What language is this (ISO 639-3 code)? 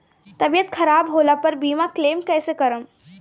bho